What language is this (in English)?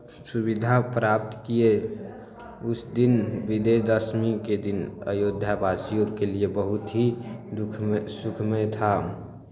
Maithili